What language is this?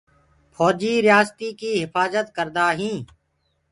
Gurgula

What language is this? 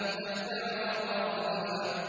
Arabic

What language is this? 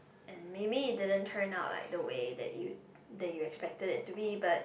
English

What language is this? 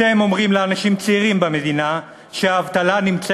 Hebrew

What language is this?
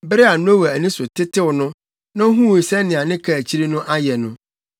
Akan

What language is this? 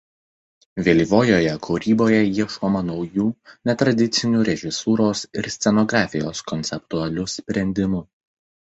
Lithuanian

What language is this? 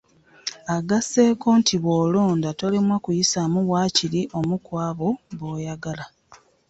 Ganda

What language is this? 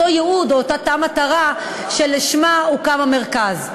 Hebrew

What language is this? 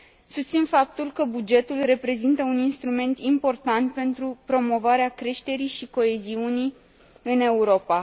Romanian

